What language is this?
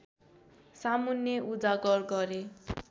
Nepali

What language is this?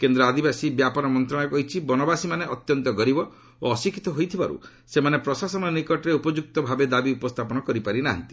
Odia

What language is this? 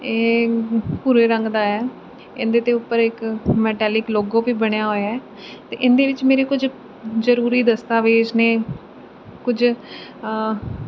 Punjabi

